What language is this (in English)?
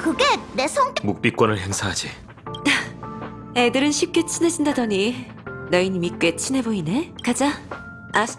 Korean